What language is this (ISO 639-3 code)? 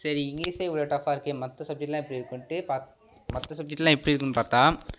tam